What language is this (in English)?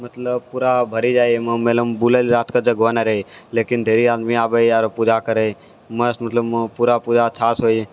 Maithili